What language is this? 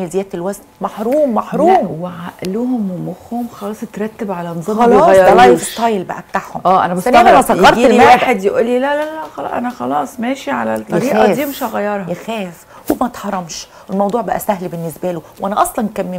Arabic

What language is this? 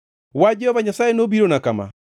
Luo (Kenya and Tanzania)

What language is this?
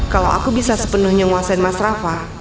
Indonesian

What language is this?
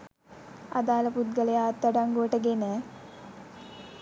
Sinhala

